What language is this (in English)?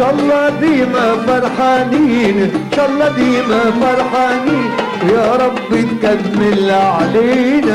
Arabic